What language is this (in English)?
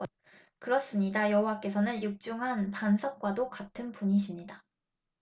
Korean